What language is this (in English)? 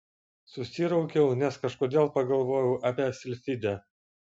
Lithuanian